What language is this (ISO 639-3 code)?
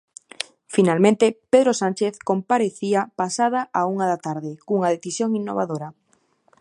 glg